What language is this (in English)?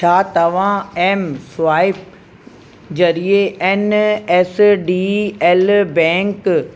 Sindhi